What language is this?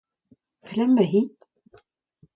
Breton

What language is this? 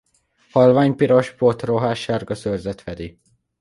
Hungarian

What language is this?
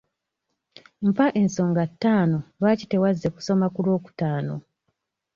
Ganda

